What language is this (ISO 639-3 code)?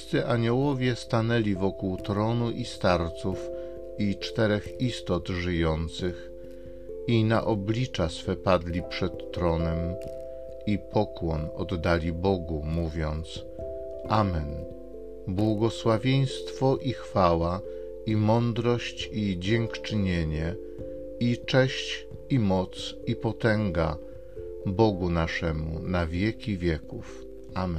pol